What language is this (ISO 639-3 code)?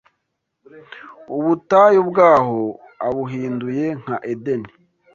kin